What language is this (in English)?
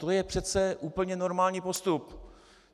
Czech